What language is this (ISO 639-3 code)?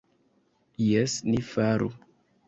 epo